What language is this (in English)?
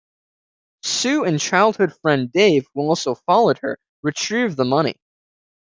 English